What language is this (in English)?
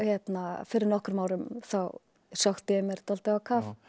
Icelandic